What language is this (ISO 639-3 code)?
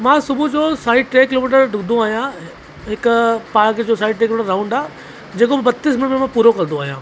snd